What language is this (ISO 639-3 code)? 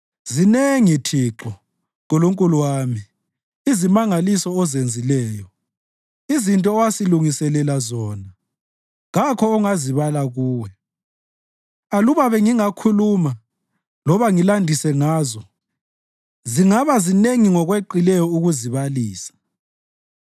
nde